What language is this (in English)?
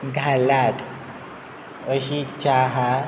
Konkani